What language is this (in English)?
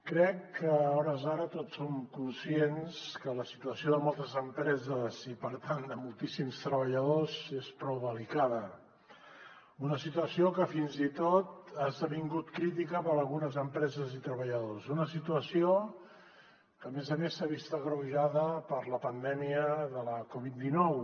Catalan